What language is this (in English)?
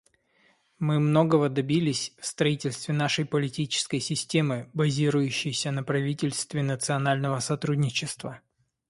Russian